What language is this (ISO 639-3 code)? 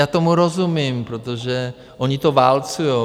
ces